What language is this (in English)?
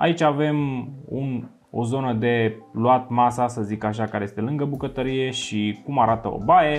Romanian